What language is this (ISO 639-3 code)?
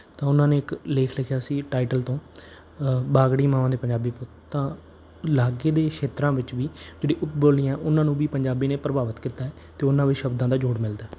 pan